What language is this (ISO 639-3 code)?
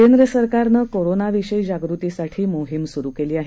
mar